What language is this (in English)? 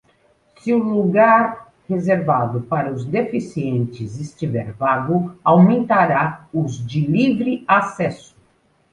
Portuguese